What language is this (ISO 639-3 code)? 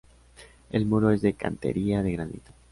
spa